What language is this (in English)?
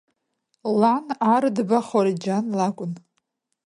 Abkhazian